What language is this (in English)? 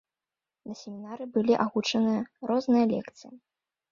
Belarusian